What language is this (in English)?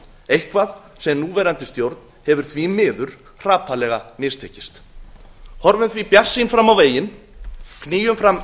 Icelandic